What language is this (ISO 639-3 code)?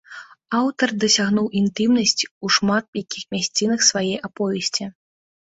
bel